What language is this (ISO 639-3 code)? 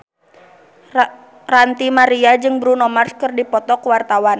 sun